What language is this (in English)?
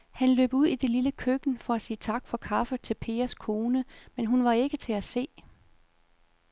Danish